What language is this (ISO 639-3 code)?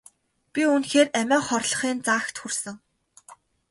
mon